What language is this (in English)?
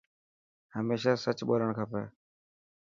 Dhatki